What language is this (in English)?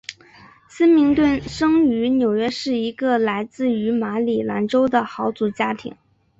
Chinese